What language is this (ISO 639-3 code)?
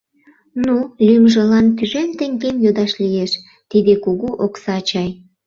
chm